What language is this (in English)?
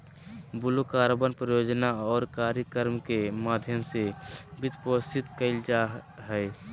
Magahi